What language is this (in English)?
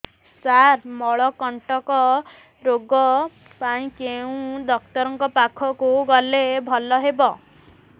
Odia